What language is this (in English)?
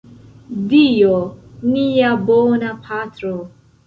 Esperanto